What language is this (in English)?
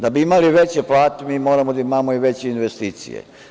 Serbian